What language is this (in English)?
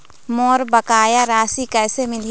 Chhattisgarhi